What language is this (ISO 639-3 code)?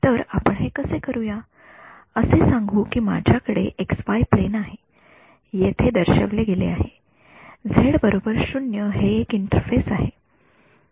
mar